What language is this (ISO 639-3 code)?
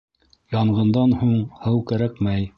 bak